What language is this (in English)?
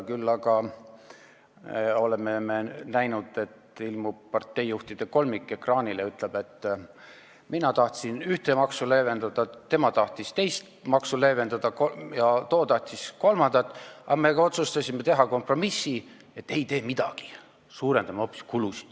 Estonian